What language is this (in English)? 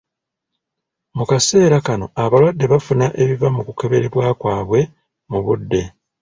Ganda